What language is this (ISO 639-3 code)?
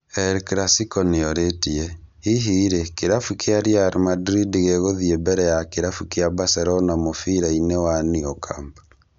kik